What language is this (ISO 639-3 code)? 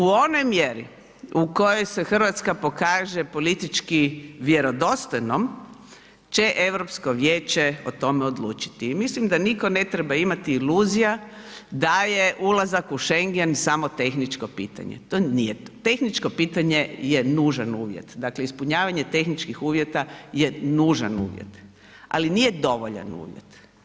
hrv